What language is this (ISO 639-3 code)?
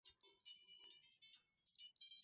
swa